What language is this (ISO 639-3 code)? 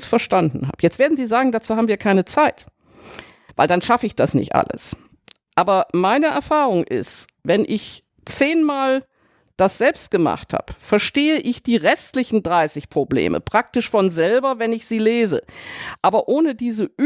deu